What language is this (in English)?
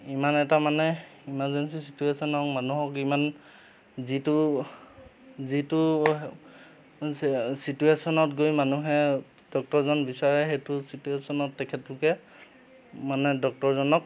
Assamese